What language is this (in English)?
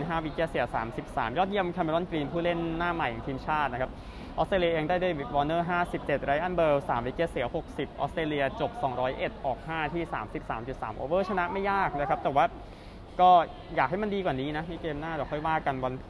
Thai